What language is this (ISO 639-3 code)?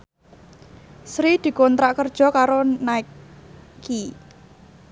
jav